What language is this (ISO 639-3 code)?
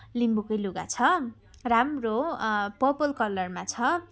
nep